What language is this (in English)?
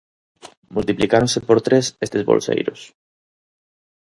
Galician